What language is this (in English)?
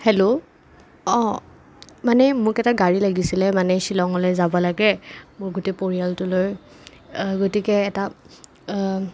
Assamese